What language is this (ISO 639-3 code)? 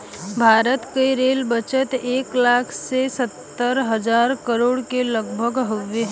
bho